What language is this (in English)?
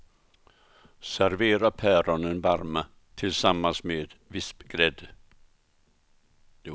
Swedish